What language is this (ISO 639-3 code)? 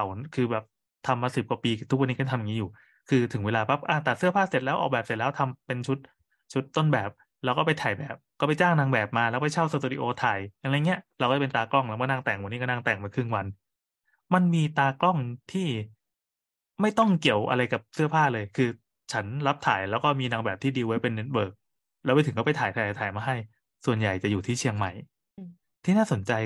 tha